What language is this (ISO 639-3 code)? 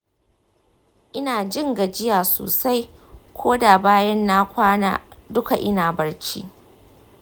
hau